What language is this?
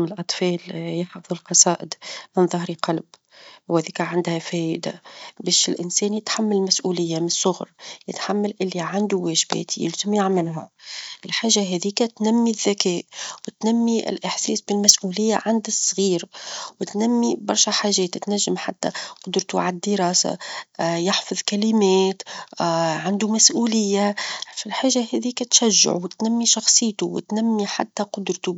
Tunisian Arabic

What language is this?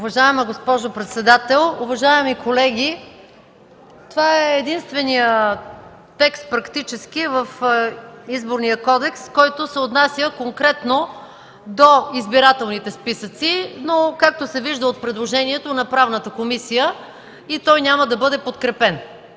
Bulgarian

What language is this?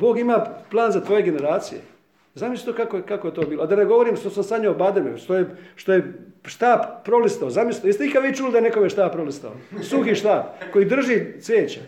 Croatian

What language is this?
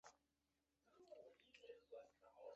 Chinese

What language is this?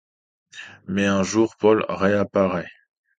French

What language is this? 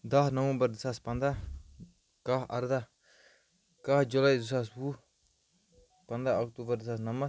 Kashmiri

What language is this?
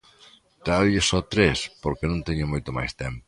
Galician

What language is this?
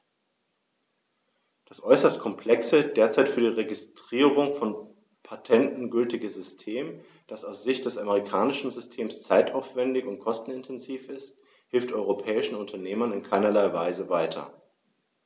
German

